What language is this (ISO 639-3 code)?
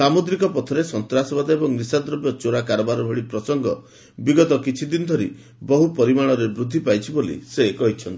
ori